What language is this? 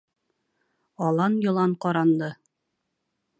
Bashkir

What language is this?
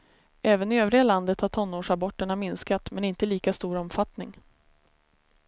Swedish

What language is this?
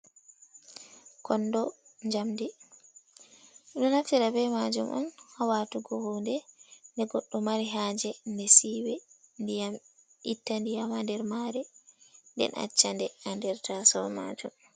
Fula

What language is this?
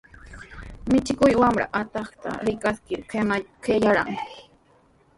Sihuas Ancash Quechua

